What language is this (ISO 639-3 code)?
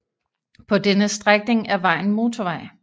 dan